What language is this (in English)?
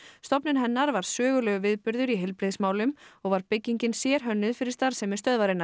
Icelandic